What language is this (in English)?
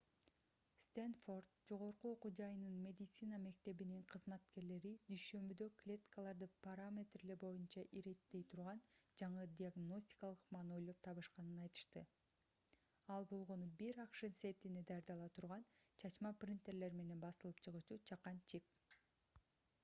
Kyrgyz